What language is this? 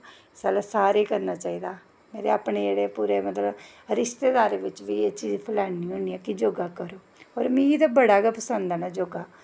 Dogri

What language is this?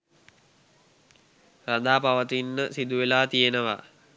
Sinhala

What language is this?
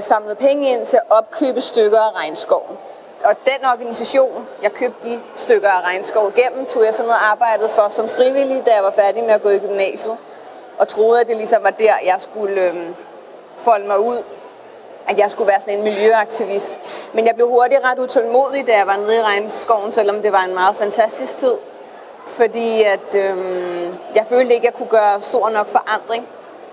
Danish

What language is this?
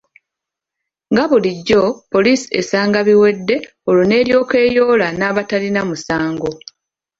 Ganda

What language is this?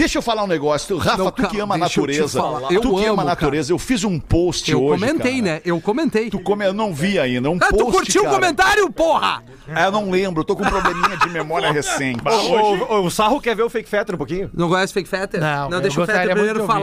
Portuguese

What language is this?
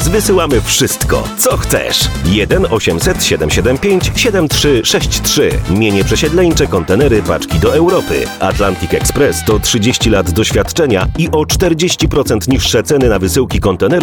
Polish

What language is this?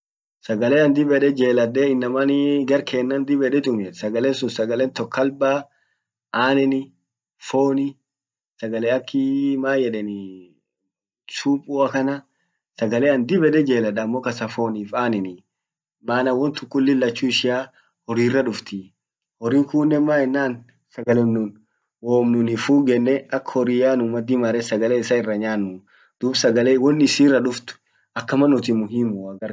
Orma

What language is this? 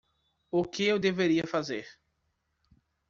Portuguese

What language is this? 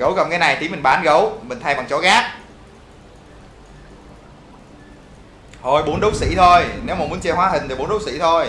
Vietnamese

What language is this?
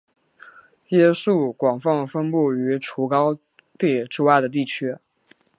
Chinese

